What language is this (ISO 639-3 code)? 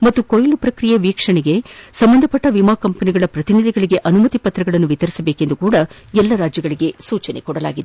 kan